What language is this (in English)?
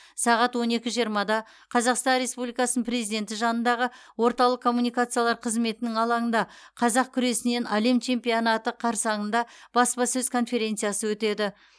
Kazakh